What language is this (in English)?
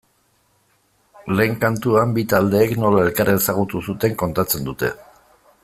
Basque